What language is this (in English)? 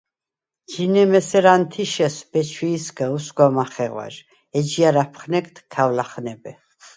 Svan